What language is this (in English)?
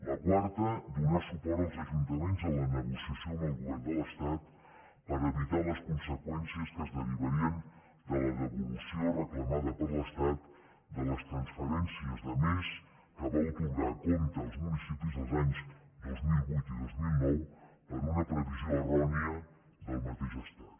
Catalan